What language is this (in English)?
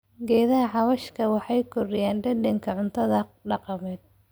Somali